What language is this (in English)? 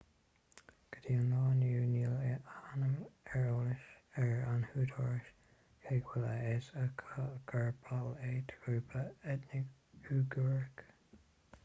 Irish